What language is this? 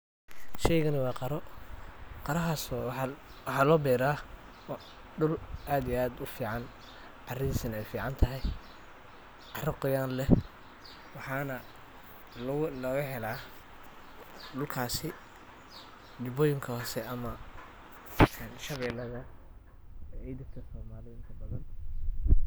Somali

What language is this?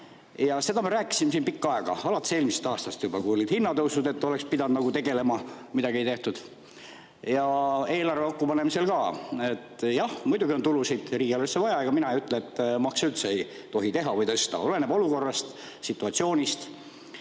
Estonian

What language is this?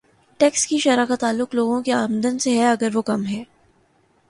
Urdu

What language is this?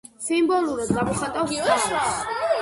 Georgian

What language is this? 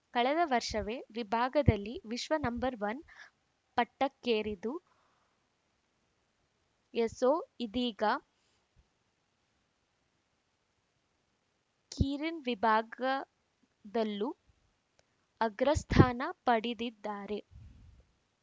Kannada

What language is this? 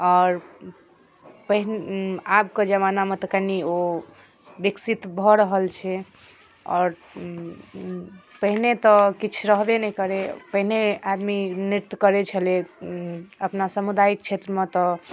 Maithili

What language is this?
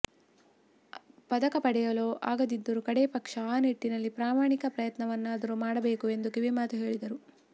Kannada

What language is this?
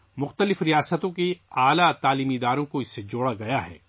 Urdu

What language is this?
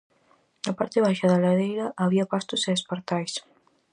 Galician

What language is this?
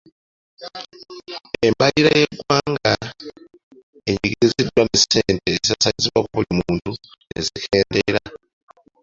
Ganda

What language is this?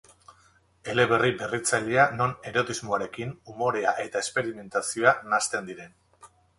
Basque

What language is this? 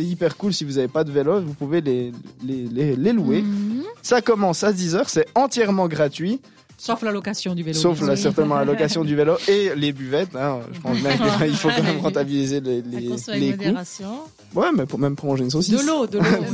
French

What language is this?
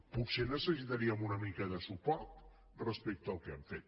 Catalan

